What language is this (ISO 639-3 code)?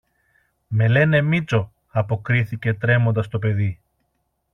ell